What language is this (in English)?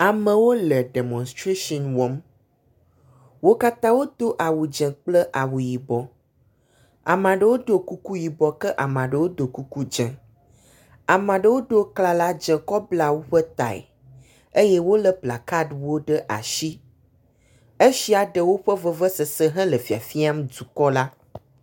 Ewe